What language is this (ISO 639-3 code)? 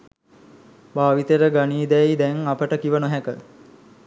sin